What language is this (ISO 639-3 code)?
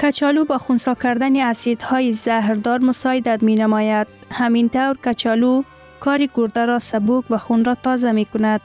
fas